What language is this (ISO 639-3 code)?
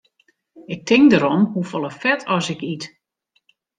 fry